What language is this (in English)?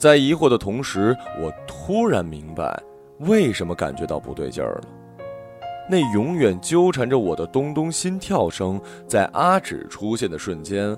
Chinese